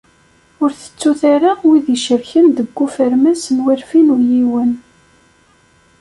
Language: Kabyle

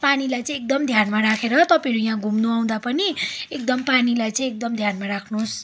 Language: Nepali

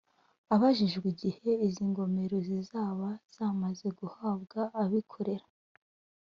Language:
Kinyarwanda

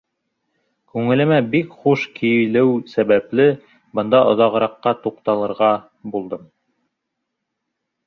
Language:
Bashkir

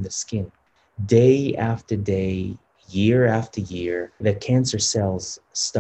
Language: Romanian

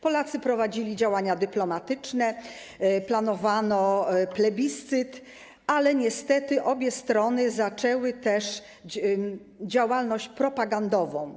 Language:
Polish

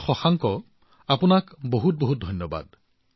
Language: Assamese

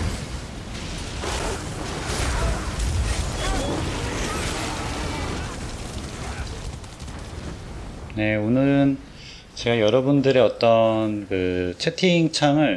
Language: Korean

